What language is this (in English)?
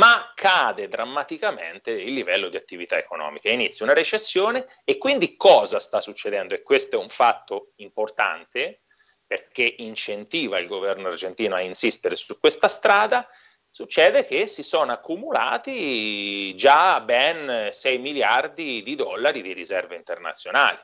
Italian